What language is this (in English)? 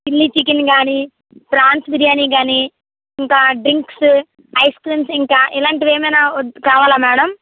Telugu